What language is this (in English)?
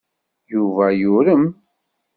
Kabyle